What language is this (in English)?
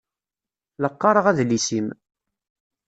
Kabyle